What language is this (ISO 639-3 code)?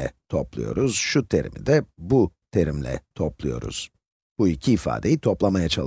tur